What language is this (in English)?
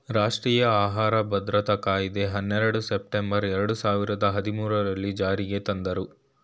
Kannada